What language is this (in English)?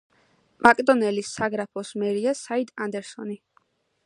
Georgian